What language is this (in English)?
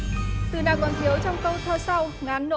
Vietnamese